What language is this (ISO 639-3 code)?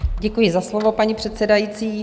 ces